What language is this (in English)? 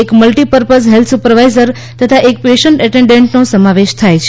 Gujarati